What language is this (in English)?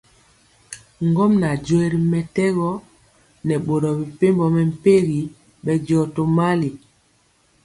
Mpiemo